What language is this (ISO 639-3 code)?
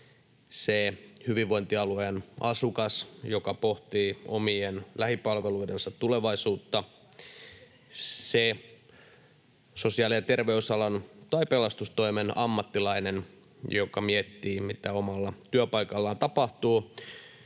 fin